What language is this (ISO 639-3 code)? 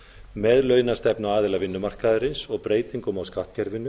isl